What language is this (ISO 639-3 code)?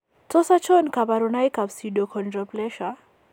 kln